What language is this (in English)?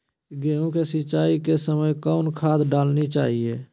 Magahi